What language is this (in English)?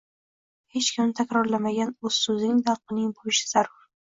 Uzbek